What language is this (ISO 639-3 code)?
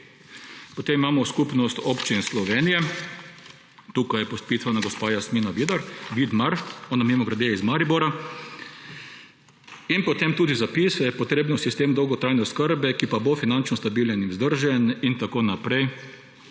slv